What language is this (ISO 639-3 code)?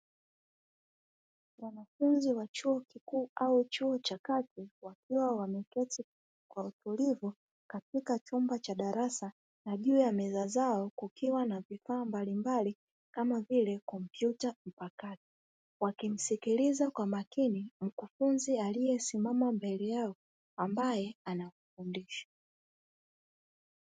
swa